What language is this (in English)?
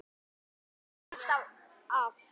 Icelandic